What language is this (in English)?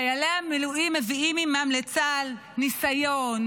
Hebrew